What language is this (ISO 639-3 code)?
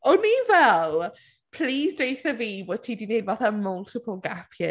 cym